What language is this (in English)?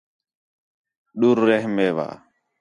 Khetrani